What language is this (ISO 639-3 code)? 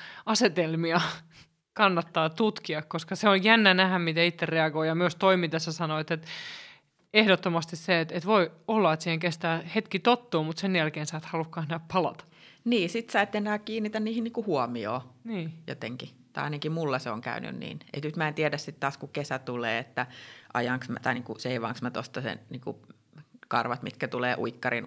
fin